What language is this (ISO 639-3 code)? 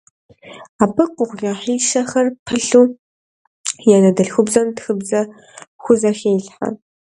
kbd